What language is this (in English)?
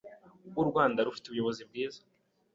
Kinyarwanda